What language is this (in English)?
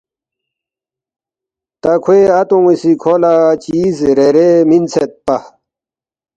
Balti